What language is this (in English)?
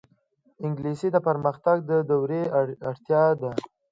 Pashto